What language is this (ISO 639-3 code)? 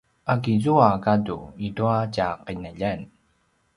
pwn